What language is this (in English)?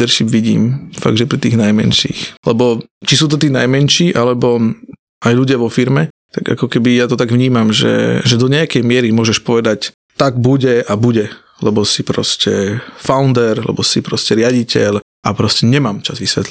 Slovak